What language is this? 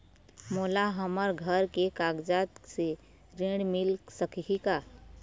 Chhattisgarhi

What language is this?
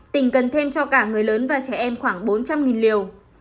Vietnamese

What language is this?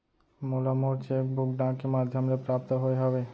Chhattisgarhi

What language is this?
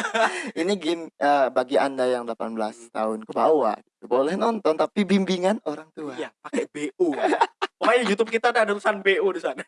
Indonesian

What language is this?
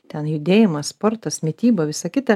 Lithuanian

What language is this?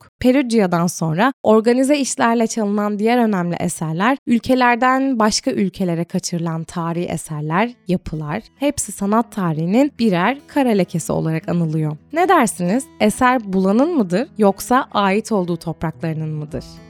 Turkish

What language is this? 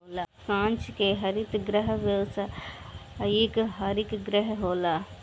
Bhojpuri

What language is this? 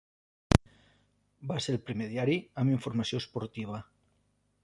Catalan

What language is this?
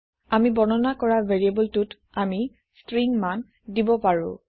Assamese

